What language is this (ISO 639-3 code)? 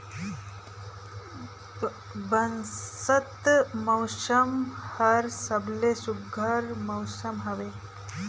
hne